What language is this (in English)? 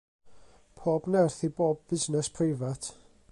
Welsh